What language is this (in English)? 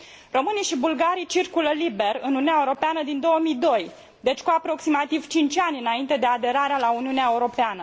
Romanian